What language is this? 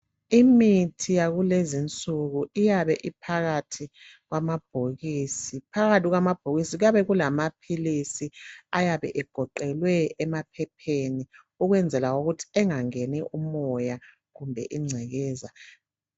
North Ndebele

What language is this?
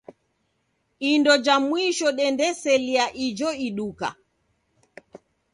Taita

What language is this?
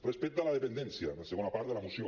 Catalan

